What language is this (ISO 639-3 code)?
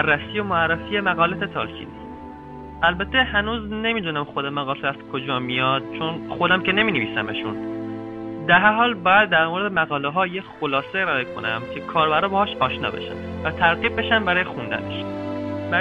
fas